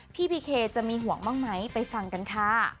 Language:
Thai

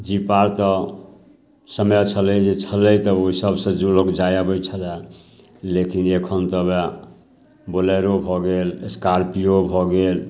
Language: Maithili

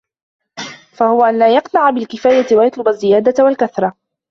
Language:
Arabic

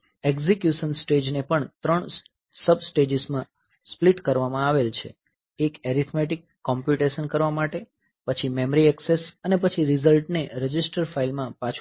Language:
Gujarati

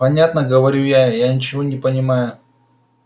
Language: Russian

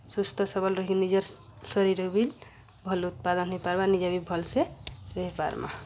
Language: Odia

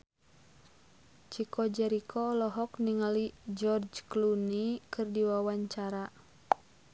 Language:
Sundanese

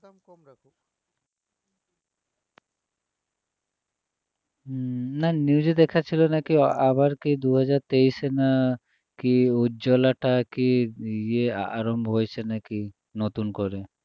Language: Bangla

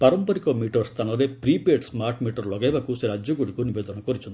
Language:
Odia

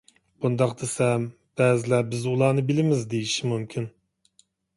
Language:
Uyghur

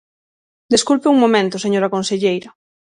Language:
Galician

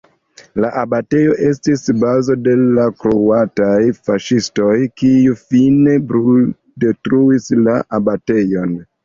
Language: Esperanto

